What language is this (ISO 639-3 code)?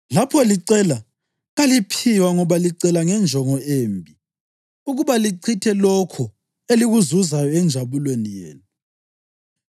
nde